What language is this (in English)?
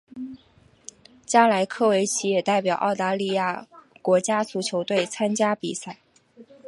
Chinese